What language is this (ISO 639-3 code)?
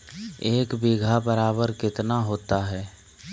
mag